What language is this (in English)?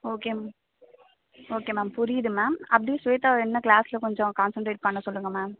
Tamil